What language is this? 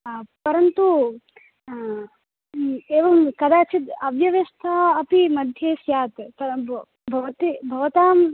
Sanskrit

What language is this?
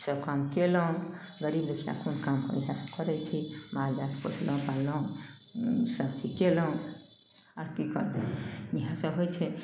Maithili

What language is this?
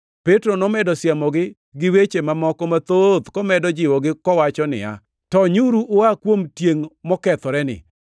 Luo (Kenya and Tanzania)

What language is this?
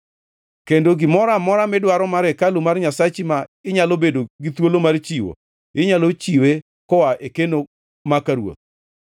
Luo (Kenya and Tanzania)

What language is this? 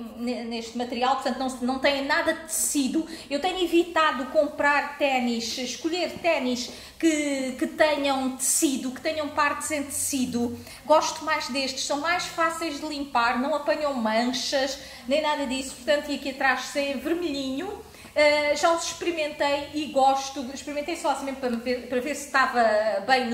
Portuguese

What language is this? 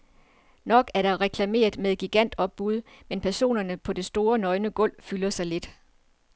Danish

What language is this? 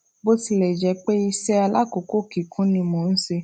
Yoruba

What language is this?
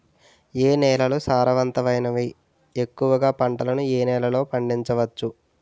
Telugu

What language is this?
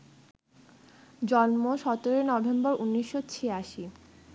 Bangla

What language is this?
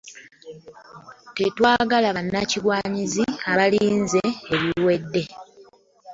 Ganda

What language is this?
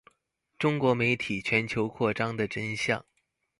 Chinese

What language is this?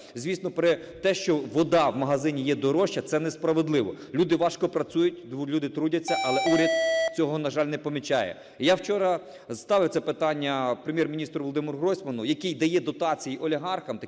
Ukrainian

